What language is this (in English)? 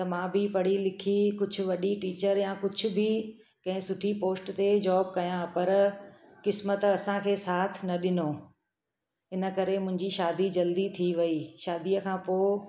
Sindhi